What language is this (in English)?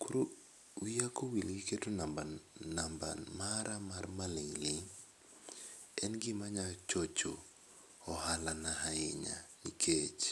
Luo (Kenya and Tanzania)